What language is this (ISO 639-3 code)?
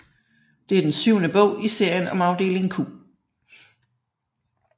dan